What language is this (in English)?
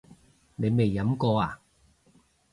Cantonese